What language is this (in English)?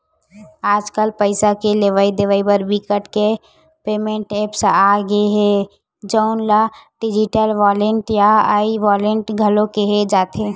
Chhattisgarhi